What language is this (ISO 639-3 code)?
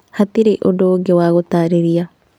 kik